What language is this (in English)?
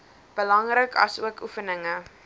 Afrikaans